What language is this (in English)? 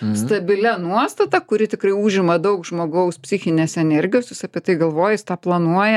Lithuanian